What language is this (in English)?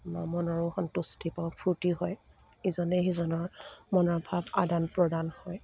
Assamese